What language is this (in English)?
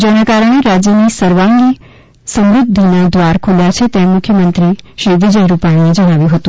Gujarati